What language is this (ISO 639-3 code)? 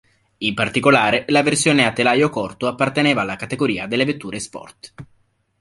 ita